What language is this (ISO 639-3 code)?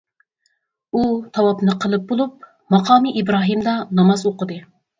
uig